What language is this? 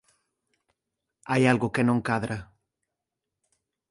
Galician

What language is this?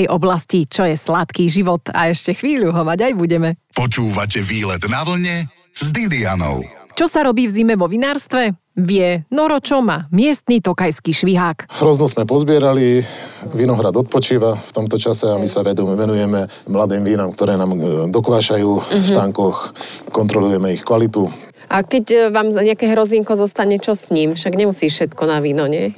Slovak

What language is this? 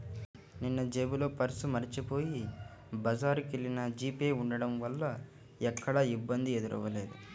Telugu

